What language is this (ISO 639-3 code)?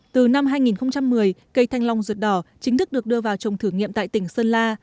vie